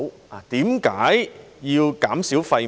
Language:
Cantonese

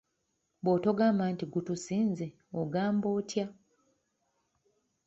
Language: Ganda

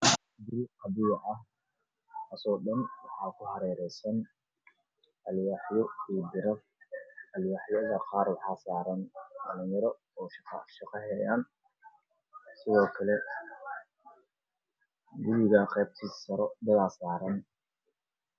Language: Somali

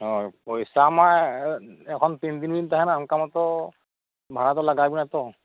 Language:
Santali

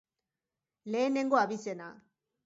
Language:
Basque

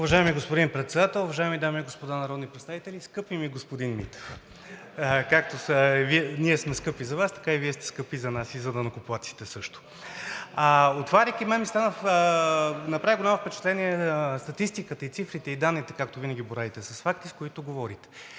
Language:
Bulgarian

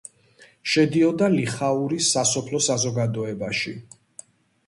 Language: Georgian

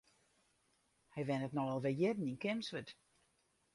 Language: Western Frisian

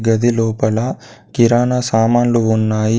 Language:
Telugu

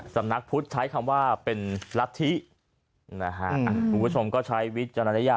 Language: Thai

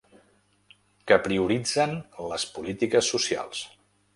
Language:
Catalan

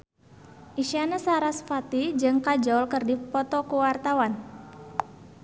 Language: Sundanese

